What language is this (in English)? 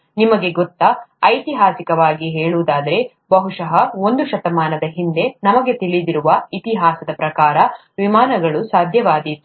Kannada